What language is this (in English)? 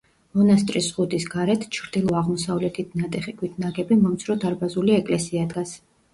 Georgian